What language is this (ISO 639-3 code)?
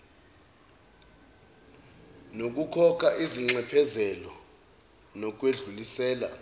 zul